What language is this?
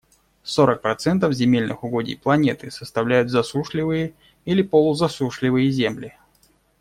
Russian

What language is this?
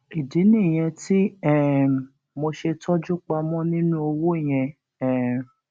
Yoruba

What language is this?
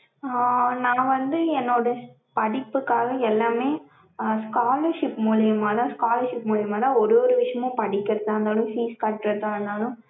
Tamil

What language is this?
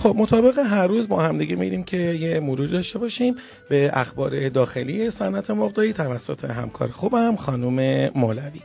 Persian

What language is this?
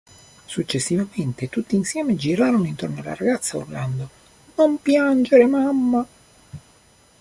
Italian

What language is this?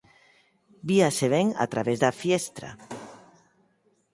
Galician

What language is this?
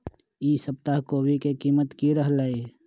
Magahi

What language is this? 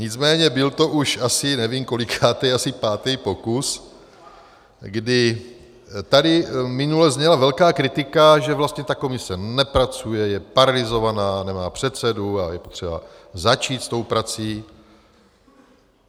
Czech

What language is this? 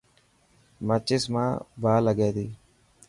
Dhatki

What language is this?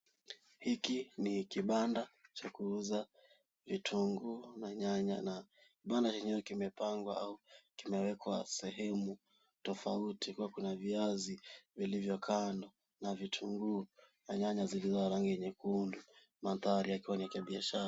Swahili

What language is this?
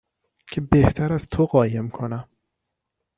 Persian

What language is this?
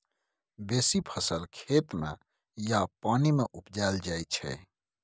Maithili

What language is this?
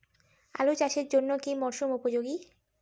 Bangla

